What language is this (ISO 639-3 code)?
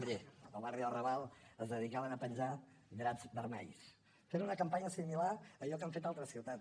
cat